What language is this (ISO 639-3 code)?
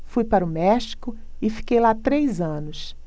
por